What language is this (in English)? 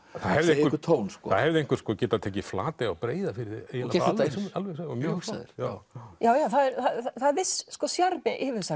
Icelandic